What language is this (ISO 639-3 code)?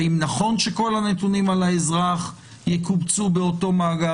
heb